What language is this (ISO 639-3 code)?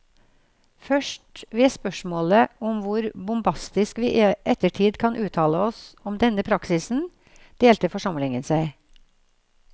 nor